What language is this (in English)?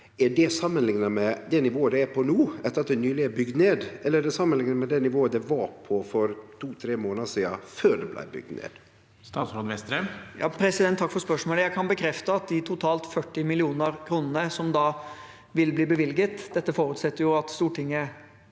Norwegian